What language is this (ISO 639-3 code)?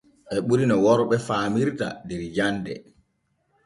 fue